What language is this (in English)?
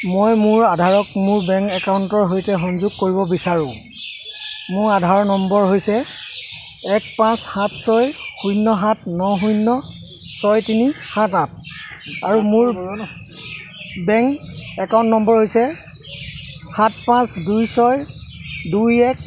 Assamese